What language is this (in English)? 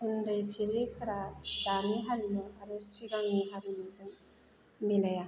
Bodo